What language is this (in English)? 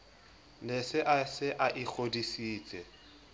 Southern Sotho